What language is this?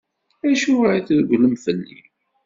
Kabyle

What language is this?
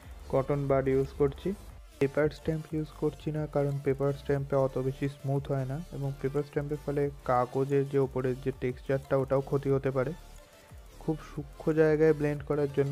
Hindi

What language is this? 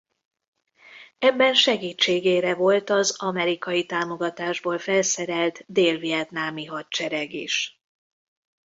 Hungarian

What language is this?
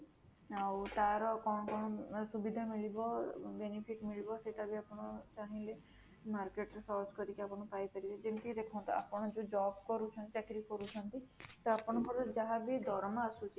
Odia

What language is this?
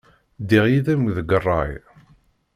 Kabyle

